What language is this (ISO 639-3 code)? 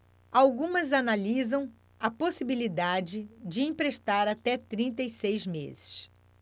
por